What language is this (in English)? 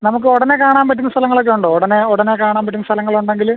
Malayalam